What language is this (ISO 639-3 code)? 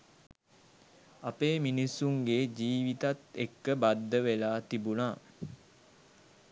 sin